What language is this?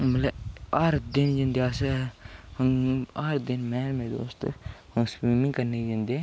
Dogri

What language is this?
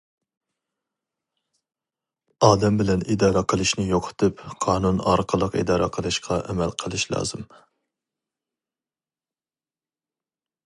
Uyghur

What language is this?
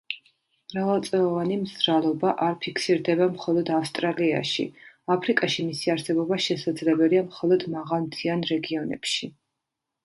Georgian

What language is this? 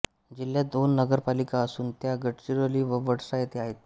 Marathi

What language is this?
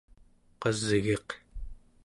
Central Yupik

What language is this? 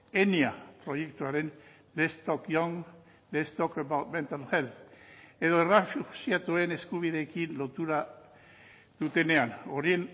Basque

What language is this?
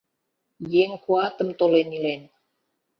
Mari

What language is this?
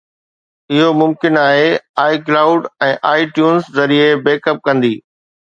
Sindhi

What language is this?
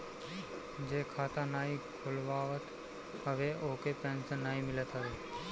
Bhojpuri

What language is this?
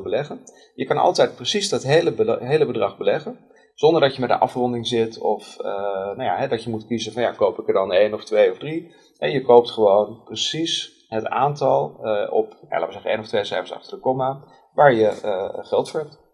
Dutch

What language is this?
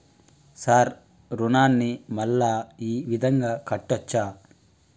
Telugu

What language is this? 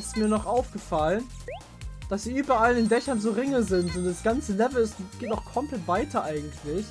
German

